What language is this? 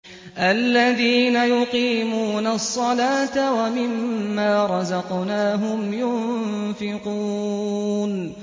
Arabic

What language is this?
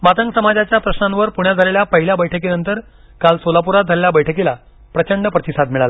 Marathi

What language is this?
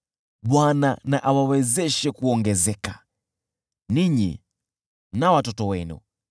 Swahili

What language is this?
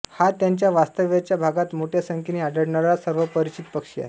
Marathi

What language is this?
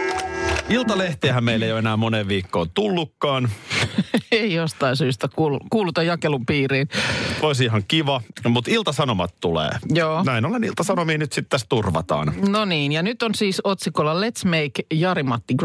Finnish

